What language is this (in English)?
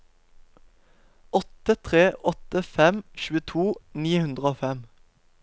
Norwegian